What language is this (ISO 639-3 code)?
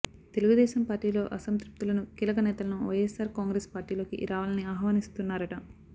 tel